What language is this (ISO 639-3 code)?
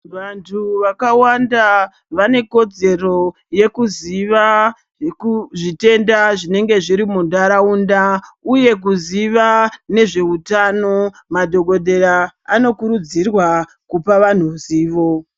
ndc